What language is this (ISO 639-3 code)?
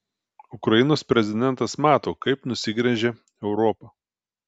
lit